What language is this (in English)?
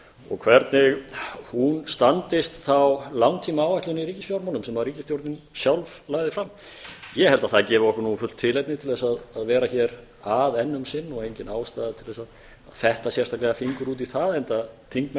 Icelandic